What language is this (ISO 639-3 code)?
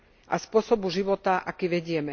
slk